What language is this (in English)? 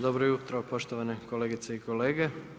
Croatian